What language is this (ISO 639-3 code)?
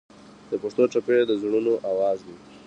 pus